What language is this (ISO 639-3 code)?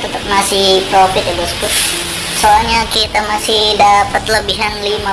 ind